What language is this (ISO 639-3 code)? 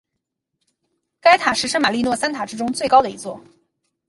zho